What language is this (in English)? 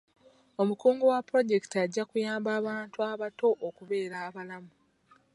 Ganda